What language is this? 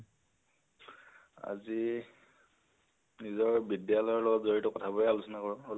Assamese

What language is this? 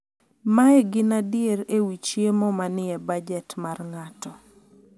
Luo (Kenya and Tanzania)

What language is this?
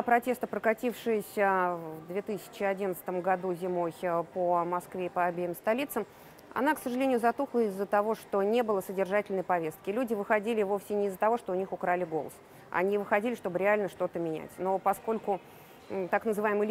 Russian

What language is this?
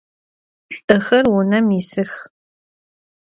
Adyghe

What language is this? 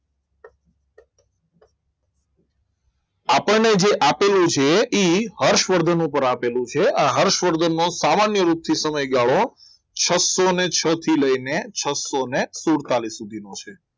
Gujarati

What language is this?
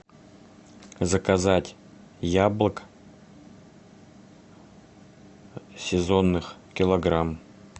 Russian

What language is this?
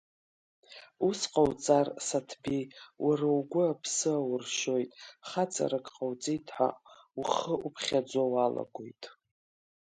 Abkhazian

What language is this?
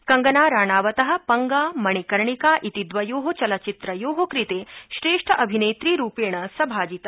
Sanskrit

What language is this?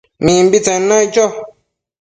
Matsés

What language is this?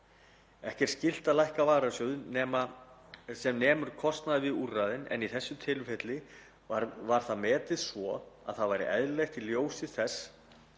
Icelandic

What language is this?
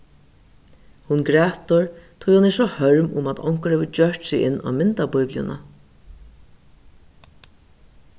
Faroese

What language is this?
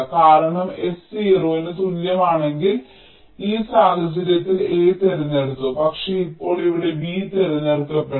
Malayalam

